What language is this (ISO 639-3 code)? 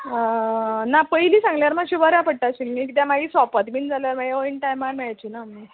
kok